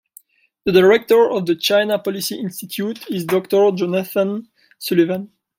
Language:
English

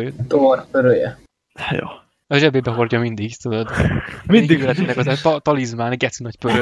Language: Hungarian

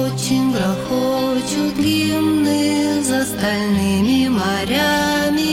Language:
Russian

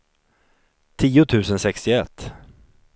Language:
Swedish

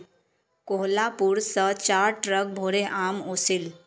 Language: Magahi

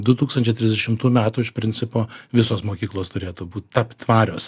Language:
Lithuanian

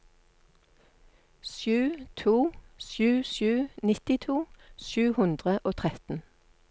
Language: Norwegian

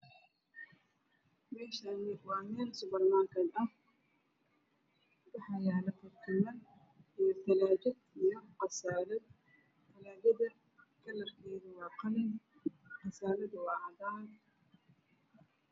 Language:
Somali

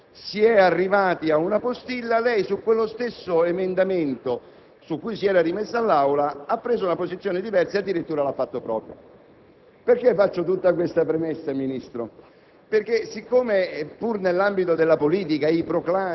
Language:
Italian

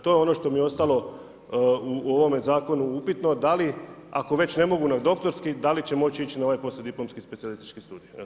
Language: Croatian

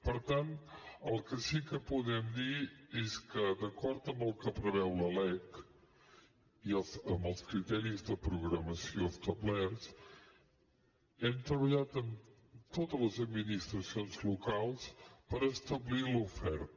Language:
Catalan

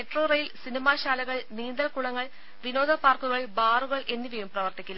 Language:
Malayalam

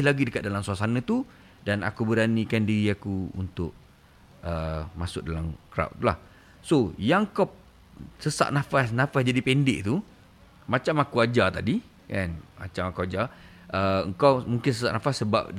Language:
Malay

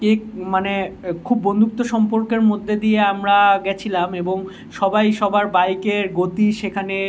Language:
Bangla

